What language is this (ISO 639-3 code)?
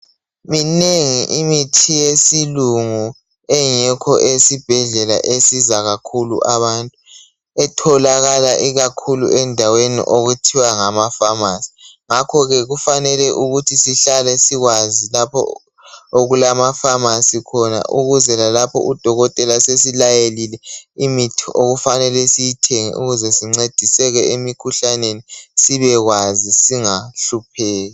nde